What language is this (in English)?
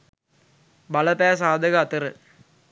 Sinhala